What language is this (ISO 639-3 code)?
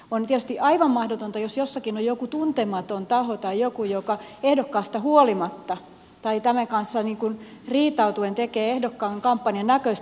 fin